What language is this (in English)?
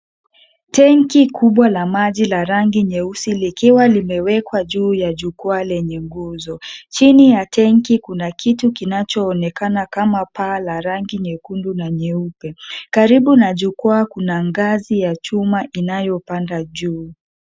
Swahili